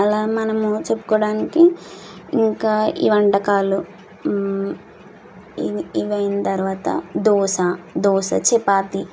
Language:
Telugu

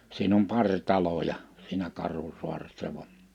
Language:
Finnish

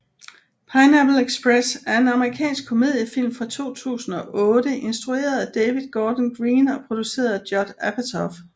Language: Danish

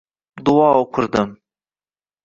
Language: Uzbek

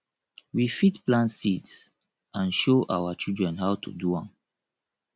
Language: Nigerian Pidgin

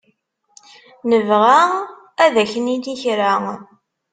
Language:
Kabyle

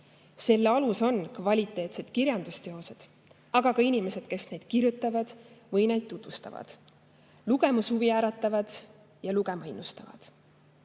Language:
Estonian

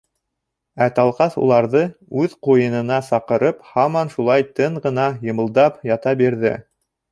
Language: Bashkir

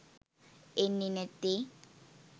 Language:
Sinhala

